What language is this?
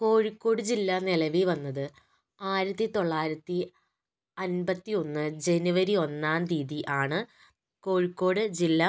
Malayalam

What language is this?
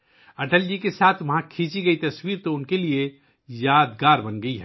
Urdu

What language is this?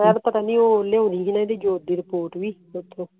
Punjabi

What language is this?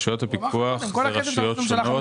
Hebrew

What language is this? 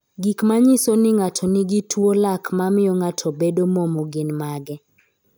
Luo (Kenya and Tanzania)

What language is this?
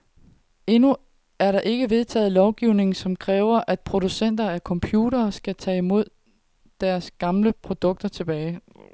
Danish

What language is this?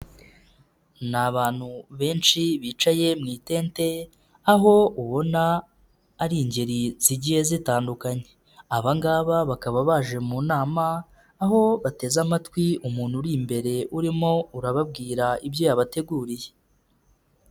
Kinyarwanda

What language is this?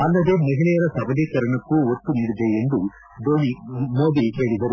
Kannada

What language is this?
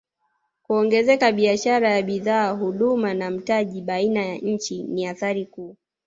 Swahili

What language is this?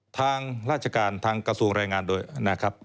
Thai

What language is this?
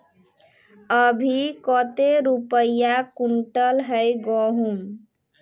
Magahi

